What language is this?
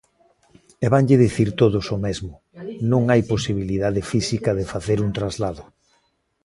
Galician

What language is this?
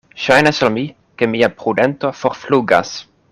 Esperanto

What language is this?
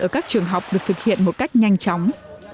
Vietnamese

